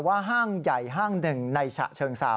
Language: Thai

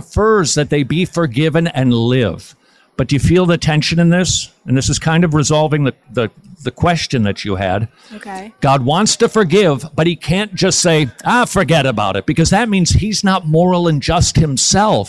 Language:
English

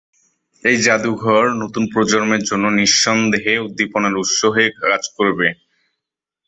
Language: Bangla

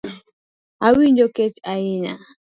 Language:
Luo (Kenya and Tanzania)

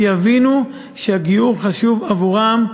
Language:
Hebrew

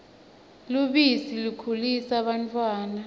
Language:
Swati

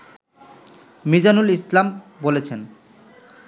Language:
Bangla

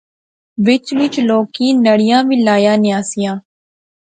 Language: Pahari-Potwari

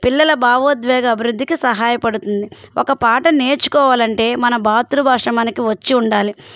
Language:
Telugu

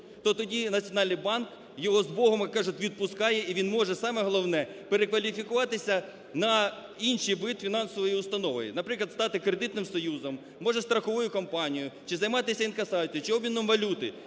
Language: Ukrainian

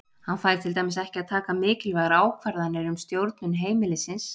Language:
Icelandic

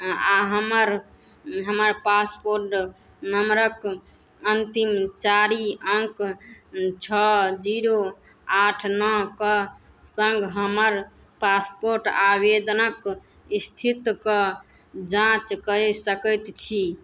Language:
Maithili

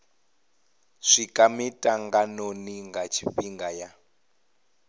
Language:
Venda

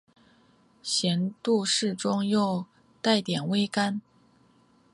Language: Chinese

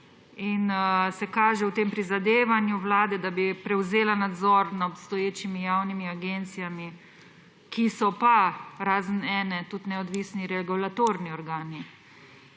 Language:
Slovenian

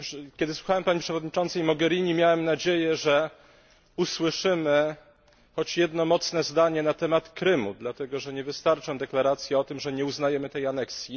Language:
Polish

